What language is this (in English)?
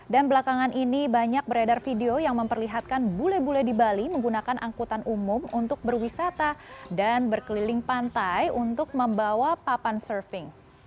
Indonesian